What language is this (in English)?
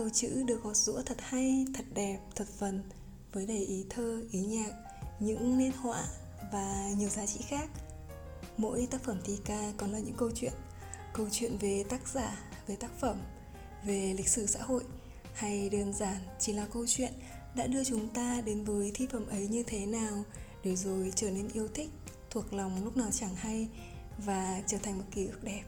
Vietnamese